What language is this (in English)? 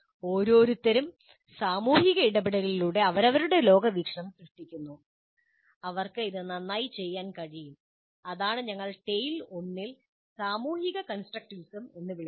Malayalam